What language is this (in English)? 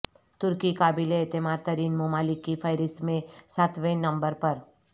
Urdu